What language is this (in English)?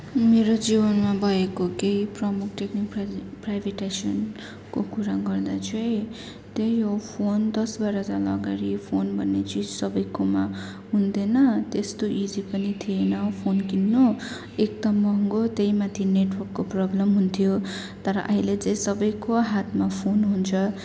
Nepali